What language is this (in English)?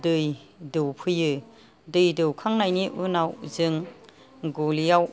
Bodo